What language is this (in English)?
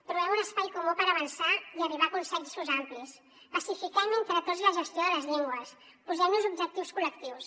Catalan